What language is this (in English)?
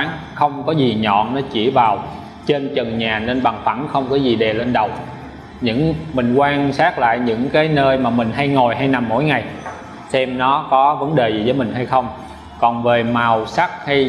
Vietnamese